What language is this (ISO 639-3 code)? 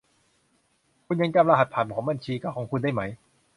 tha